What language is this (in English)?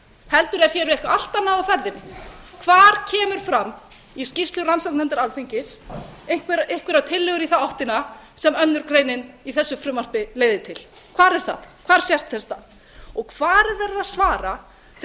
Icelandic